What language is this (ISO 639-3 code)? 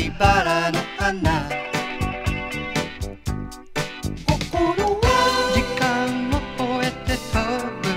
tha